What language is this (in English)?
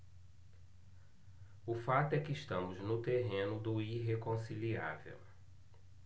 Portuguese